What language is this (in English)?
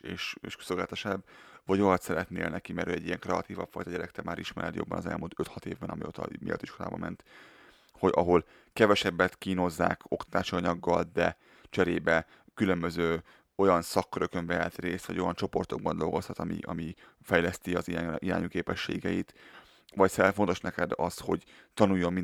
Hungarian